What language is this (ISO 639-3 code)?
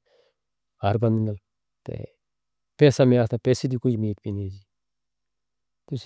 hno